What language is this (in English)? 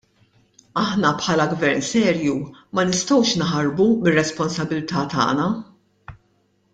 Maltese